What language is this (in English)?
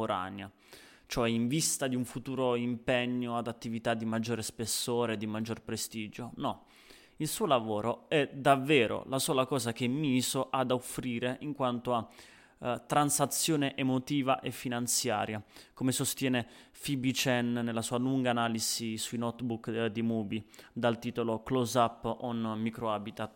Italian